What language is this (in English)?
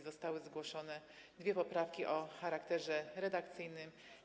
Polish